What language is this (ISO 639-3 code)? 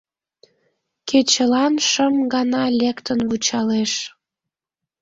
chm